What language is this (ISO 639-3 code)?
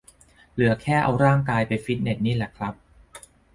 tha